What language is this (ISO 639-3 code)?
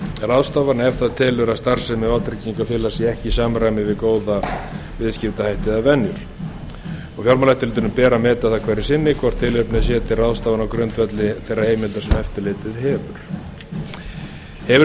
isl